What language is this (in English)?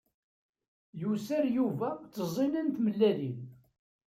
Kabyle